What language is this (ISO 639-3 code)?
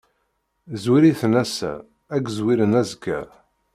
kab